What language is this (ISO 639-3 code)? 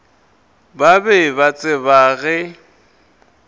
nso